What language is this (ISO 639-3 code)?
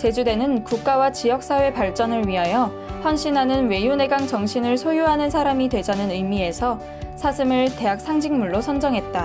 kor